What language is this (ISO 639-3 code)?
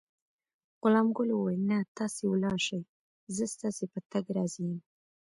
pus